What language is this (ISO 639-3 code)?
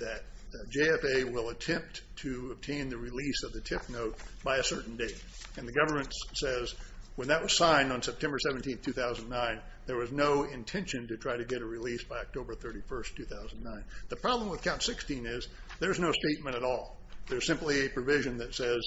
eng